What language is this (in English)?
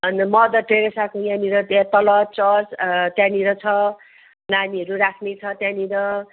Nepali